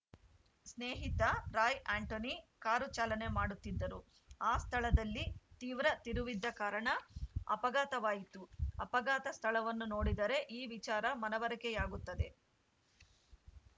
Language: Kannada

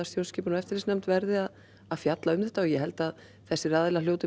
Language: Icelandic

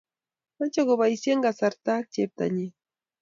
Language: Kalenjin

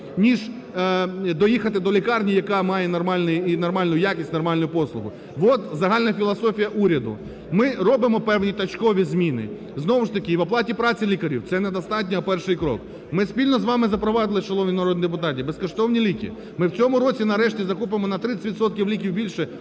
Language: Ukrainian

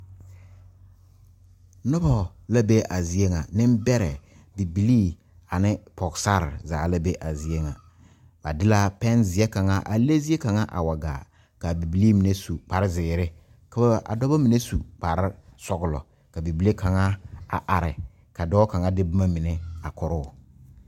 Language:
Southern Dagaare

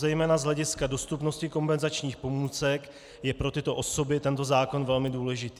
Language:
Czech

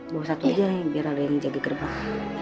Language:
Indonesian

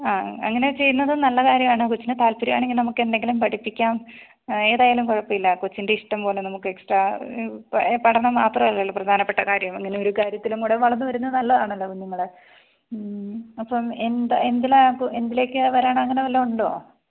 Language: Malayalam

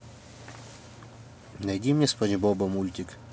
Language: Russian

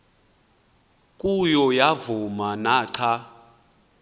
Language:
Xhosa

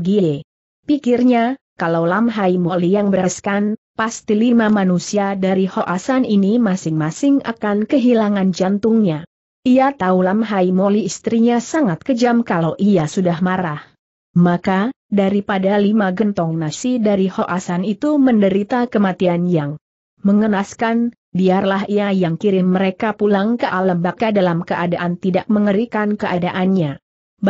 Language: Indonesian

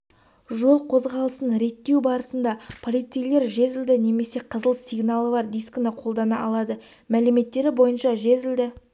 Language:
Kazakh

